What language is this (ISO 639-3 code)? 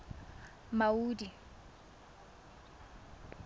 tsn